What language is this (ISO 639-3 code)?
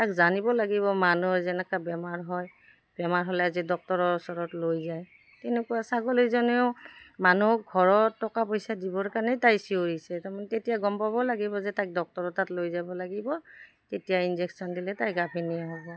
asm